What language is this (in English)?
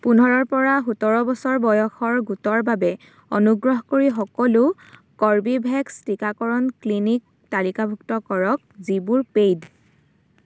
Assamese